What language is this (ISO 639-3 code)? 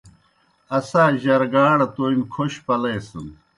plk